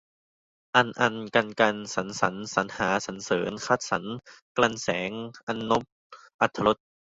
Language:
Thai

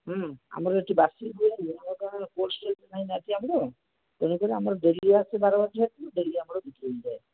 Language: Odia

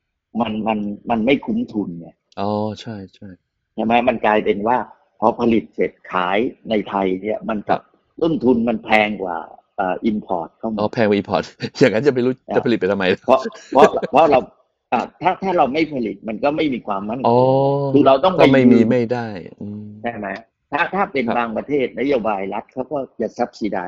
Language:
Thai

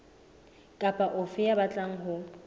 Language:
Southern Sotho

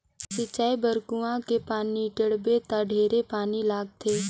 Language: Chhattisgarhi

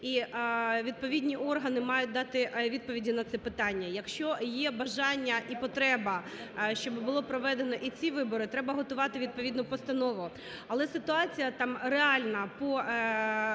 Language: Ukrainian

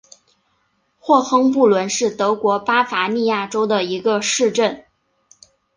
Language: Chinese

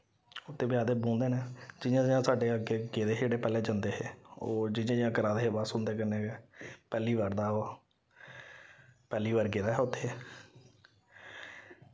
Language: Dogri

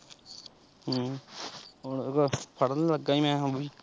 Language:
Punjabi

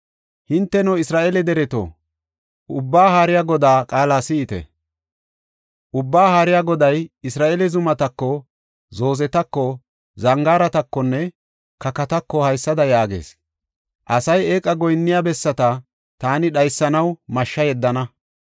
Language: Gofa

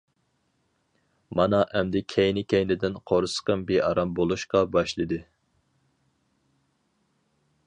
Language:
Uyghur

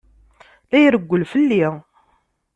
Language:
Kabyle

